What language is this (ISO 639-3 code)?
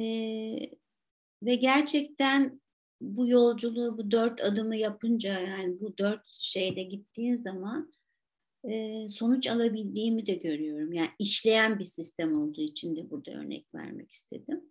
tur